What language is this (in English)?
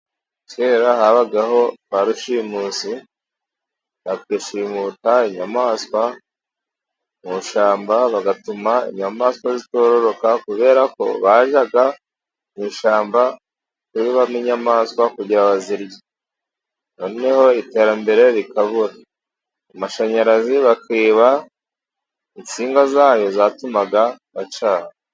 Kinyarwanda